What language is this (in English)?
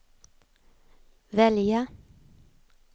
Swedish